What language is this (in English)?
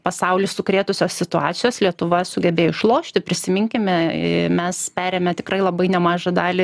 Lithuanian